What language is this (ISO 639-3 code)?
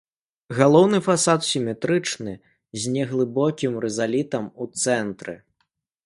bel